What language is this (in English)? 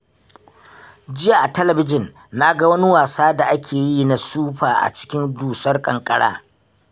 Hausa